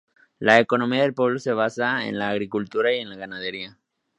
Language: Spanish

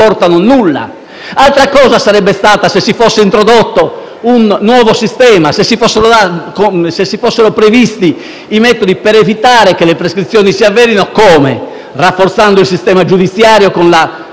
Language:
Italian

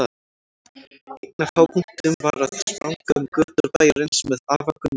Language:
Icelandic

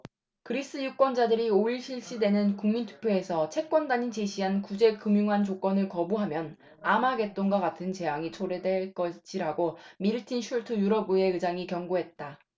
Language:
Korean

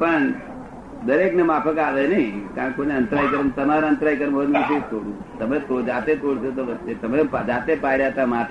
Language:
Gujarati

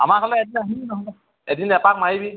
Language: Assamese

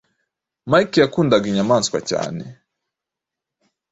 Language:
Kinyarwanda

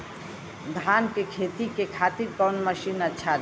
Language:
Bhojpuri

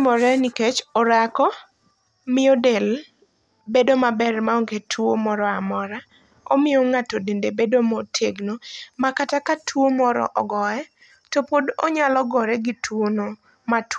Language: Luo (Kenya and Tanzania)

